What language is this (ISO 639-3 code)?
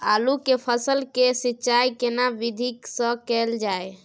mai